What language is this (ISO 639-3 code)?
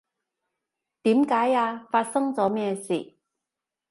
yue